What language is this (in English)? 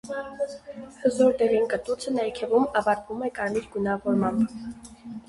Armenian